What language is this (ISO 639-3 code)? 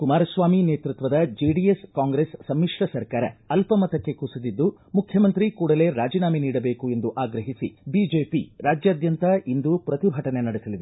kan